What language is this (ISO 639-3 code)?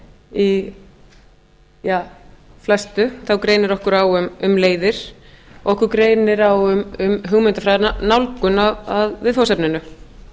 isl